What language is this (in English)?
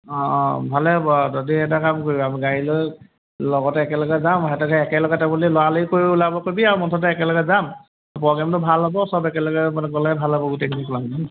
Assamese